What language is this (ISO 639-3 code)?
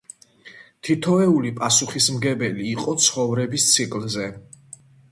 kat